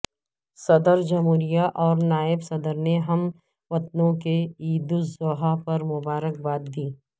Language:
Urdu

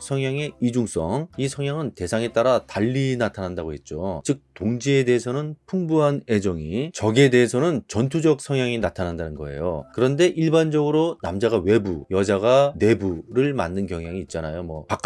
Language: Korean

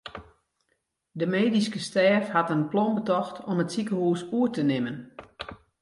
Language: Western Frisian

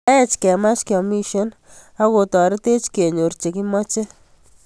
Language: Kalenjin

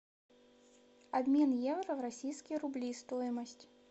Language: Russian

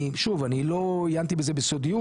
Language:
Hebrew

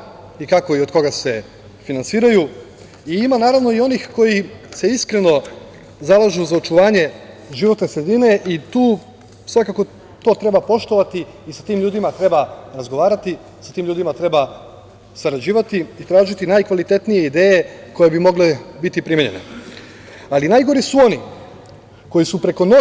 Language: Serbian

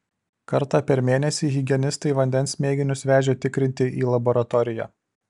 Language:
Lithuanian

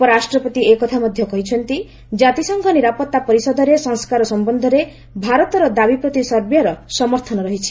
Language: Odia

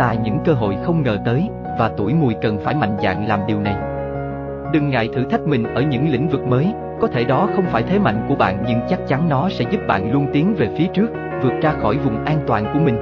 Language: Vietnamese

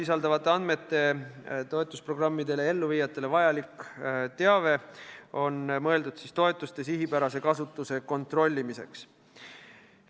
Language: Estonian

